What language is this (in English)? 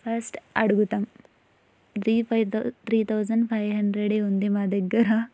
Telugu